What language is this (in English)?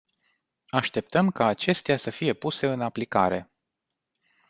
Romanian